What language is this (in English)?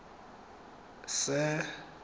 Tswana